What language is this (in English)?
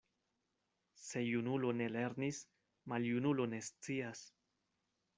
Esperanto